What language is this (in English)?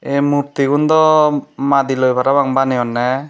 Chakma